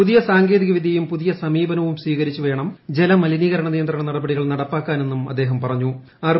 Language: Malayalam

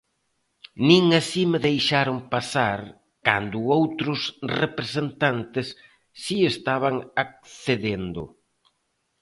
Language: Galician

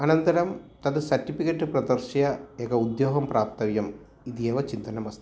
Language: Sanskrit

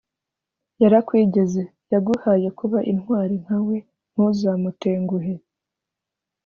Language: Kinyarwanda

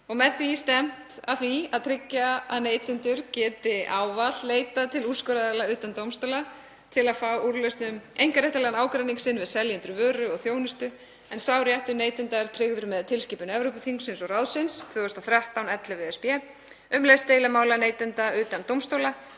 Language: Icelandic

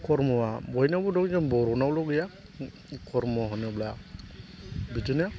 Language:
Bodo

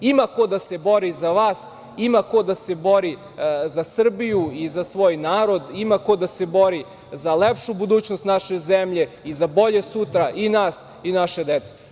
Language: Serbian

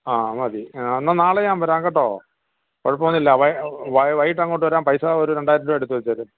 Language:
Malayalam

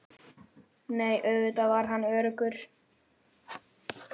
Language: Icelandic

